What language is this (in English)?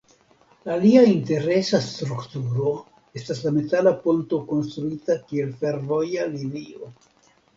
Esperanto